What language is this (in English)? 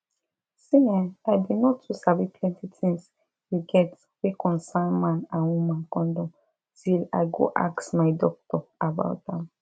Nigerian Pidgin